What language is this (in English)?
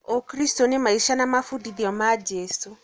Kikuyu